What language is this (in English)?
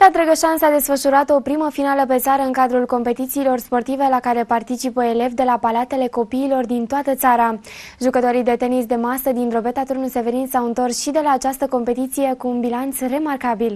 Romanian